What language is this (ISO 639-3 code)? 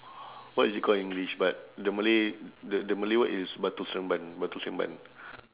eng